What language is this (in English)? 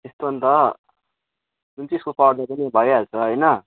Nepali